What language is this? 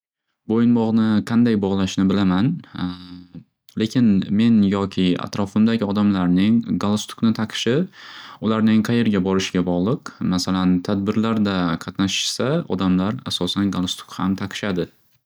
Uzbek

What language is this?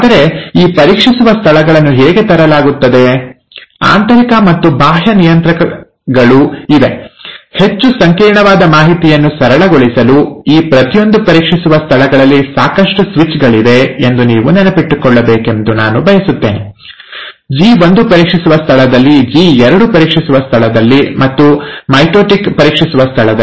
Kannada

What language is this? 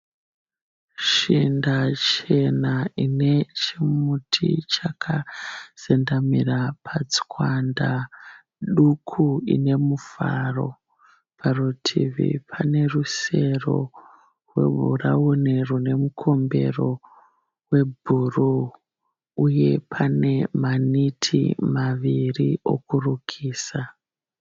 Shona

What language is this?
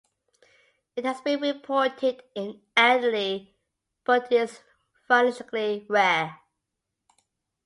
English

